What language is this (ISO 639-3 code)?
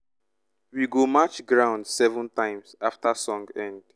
pcm